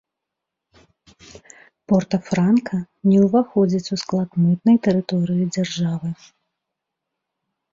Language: Belarusian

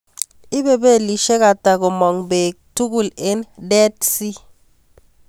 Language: Kalenjin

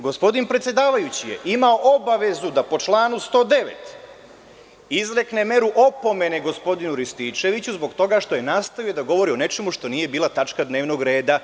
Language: Serbian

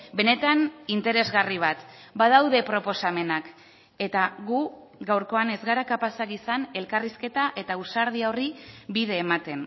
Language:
Basque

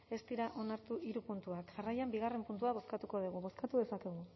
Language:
Basque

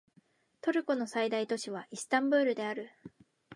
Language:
Japanese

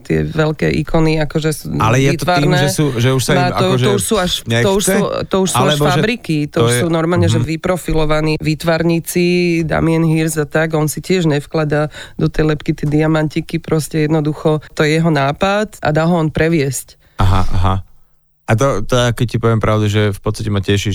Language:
Slovak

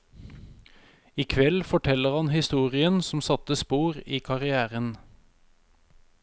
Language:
Norwegian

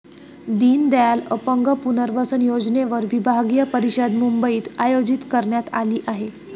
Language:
Marathi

